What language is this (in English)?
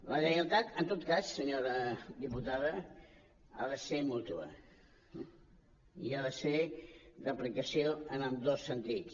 Catalan